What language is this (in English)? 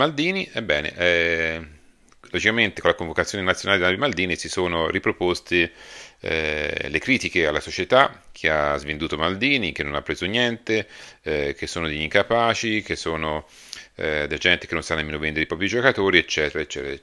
Italian